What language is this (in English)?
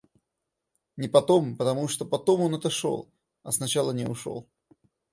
Russian